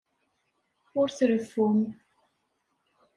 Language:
Kabyle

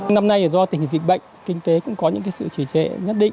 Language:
Vietnamese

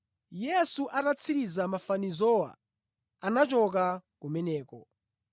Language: Nyanja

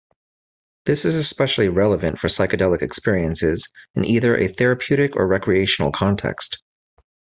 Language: English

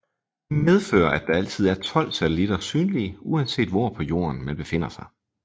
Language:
Danish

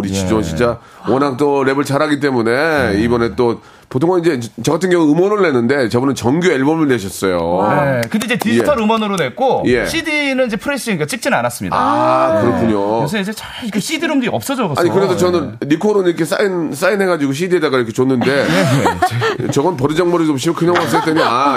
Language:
Korean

